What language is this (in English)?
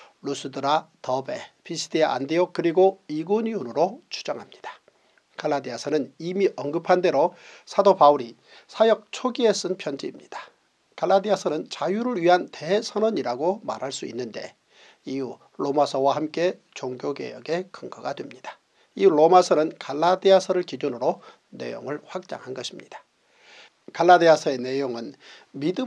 Korean